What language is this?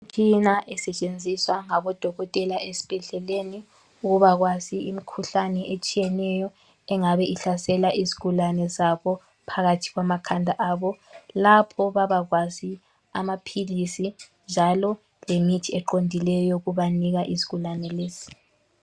North Ndebele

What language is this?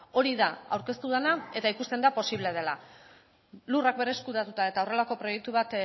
Basque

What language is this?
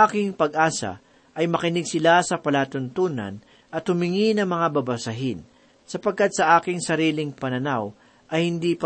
Filipino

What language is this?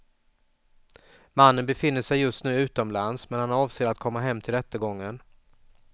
Swedish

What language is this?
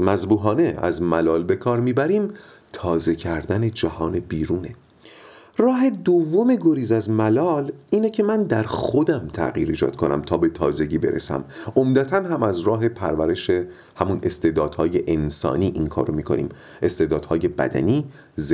Persian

